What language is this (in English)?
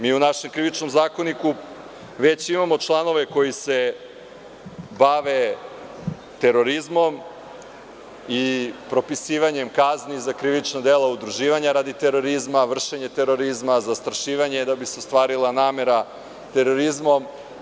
Serbian